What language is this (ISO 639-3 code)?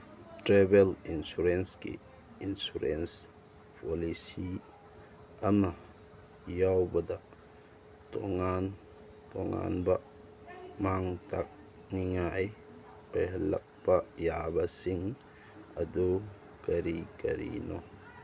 mni